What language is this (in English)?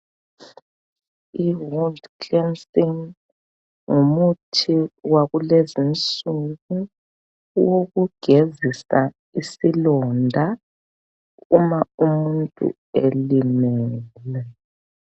North Ndebele